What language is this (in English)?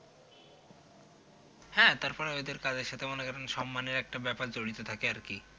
Bangla